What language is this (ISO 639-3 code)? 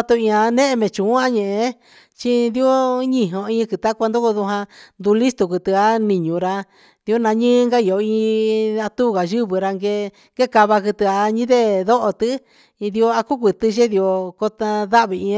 mxs